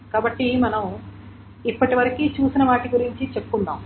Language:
Telugu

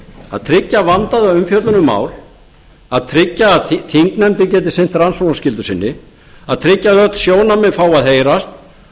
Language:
Icelandic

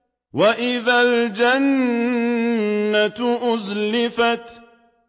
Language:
Arabic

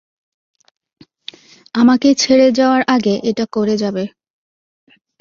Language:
Bangla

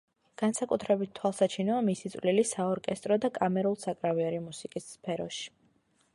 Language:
Georgian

